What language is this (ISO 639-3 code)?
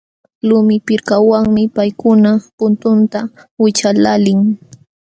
qxw